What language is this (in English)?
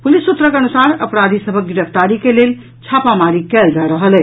Maithili